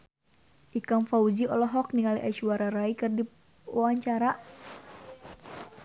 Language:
Sundanese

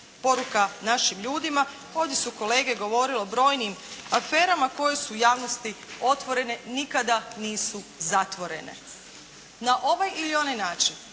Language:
Croatian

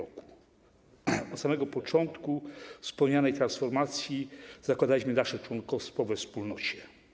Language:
Polish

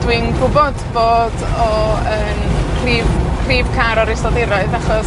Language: Welsh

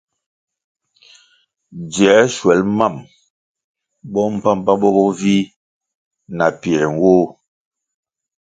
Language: Kwasio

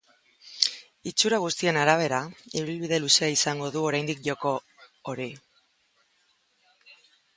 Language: Basque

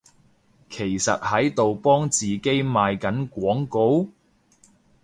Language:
Cantonese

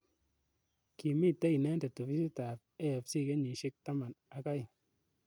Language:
Kalenjin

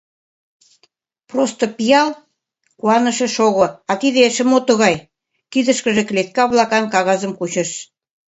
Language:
Mari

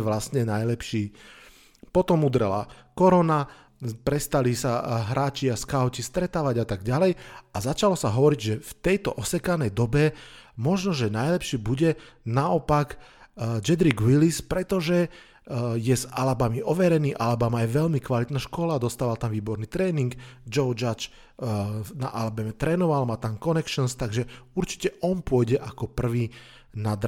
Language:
Slovak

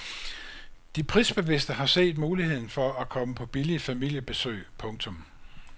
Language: Danish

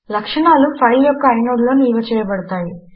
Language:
Telugu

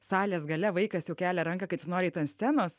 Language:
Lithuanian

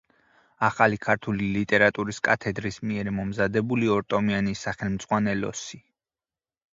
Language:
Georgian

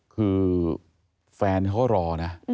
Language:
Thai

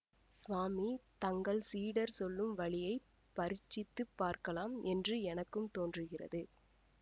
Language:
Tamil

